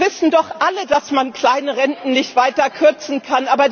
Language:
German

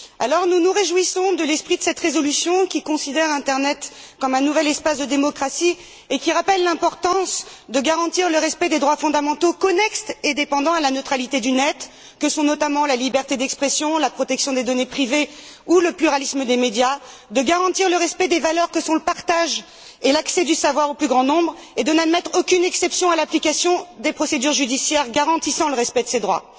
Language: French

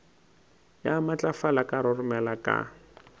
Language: Northern Sotho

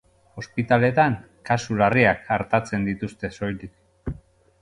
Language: Basque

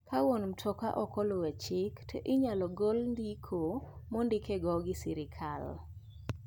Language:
Luo (Kenya and Tanzania)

